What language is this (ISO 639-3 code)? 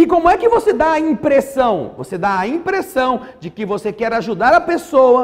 por